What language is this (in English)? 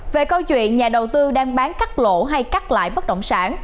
Vietnamese